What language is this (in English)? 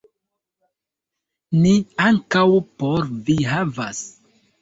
Esperanto